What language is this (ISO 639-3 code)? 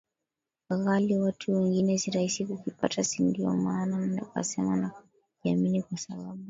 swa